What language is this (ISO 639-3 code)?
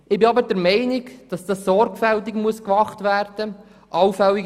gsw